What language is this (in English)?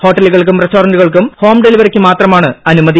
Malayalam